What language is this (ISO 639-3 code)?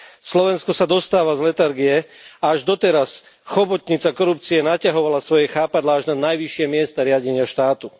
slk